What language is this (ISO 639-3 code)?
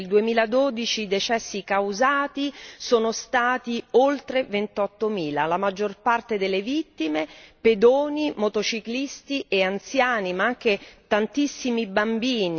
ita